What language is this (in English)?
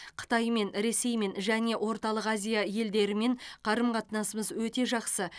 Kazakh